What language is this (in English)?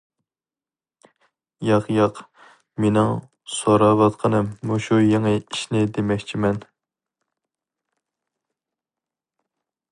Uyghur